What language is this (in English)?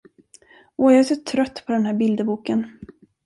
Swedish